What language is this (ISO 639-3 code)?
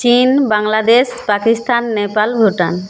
ben